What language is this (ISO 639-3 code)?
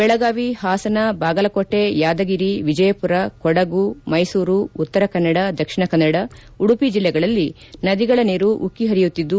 kan